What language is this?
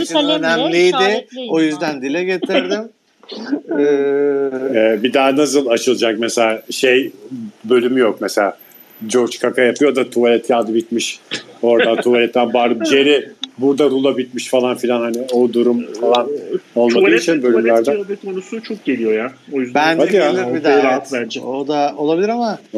Turkish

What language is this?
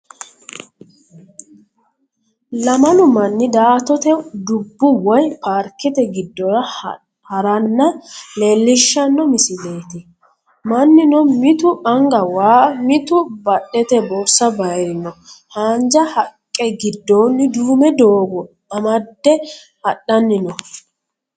Sidamo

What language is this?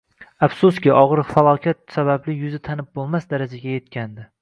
Uzbek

